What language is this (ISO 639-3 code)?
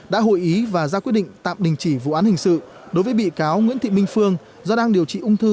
vie